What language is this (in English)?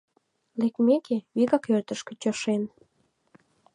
Mari